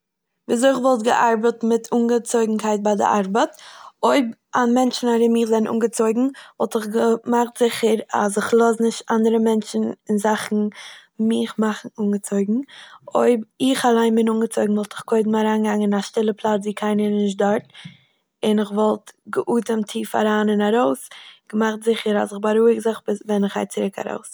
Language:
Yiddish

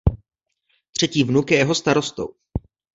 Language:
Czech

